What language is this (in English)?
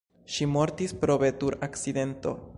Esperanto